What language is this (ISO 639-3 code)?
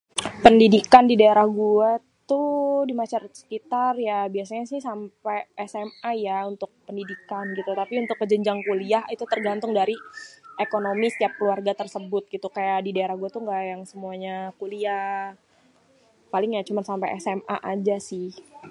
bew